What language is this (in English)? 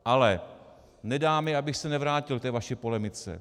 Czech